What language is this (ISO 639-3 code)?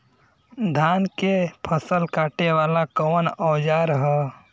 bho